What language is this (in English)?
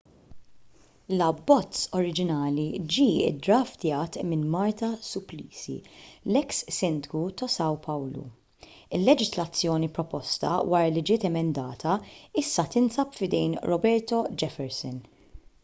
Maltese